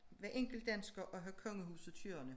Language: Danish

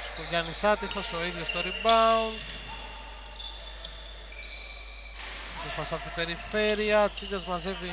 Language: Greek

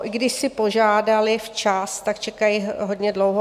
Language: Czech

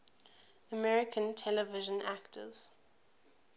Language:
English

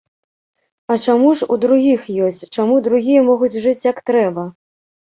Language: Belarusian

